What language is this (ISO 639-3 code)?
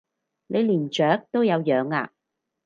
yue